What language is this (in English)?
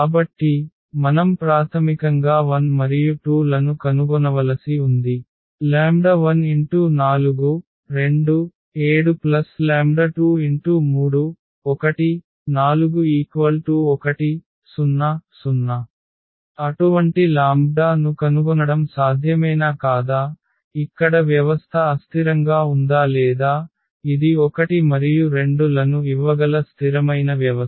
Telugu